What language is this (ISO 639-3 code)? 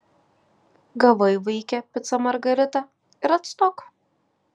lit